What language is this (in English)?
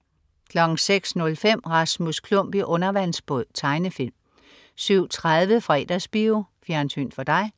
Danish